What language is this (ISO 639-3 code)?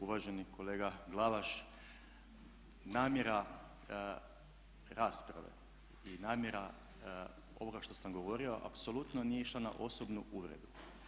hrv